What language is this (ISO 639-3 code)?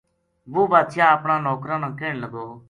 gju